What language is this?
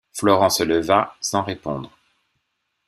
French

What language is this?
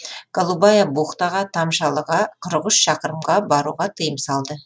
Kazakh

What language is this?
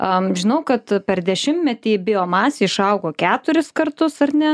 Lithuanian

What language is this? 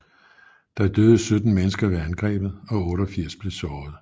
Danish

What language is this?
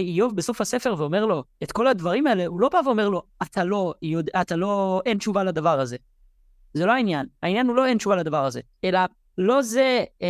Hebrew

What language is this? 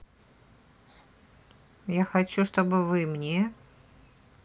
Russian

